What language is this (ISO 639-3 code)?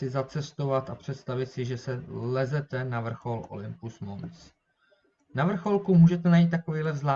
ces